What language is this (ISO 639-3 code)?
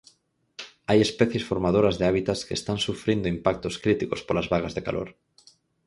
glg